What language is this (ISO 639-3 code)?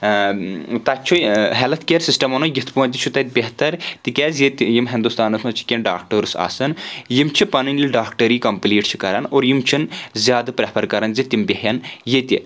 kas